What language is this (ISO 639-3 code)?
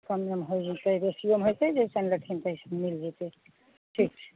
mai